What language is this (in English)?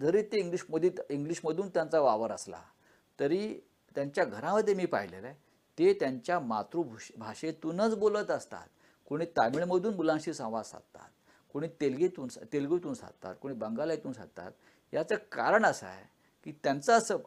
Marathi